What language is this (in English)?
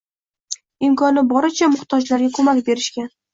Uzbek